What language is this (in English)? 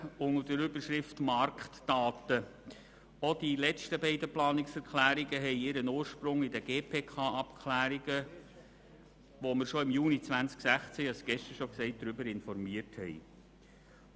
Swiss German